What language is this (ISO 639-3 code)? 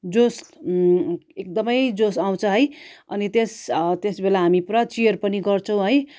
nep